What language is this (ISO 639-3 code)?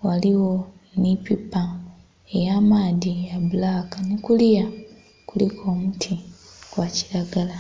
xog